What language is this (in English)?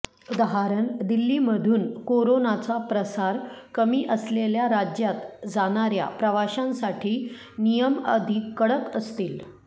Marathi